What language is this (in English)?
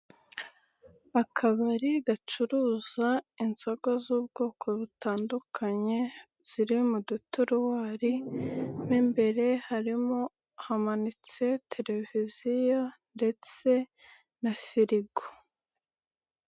Kinyarwanda